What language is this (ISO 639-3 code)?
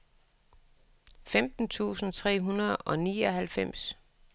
dan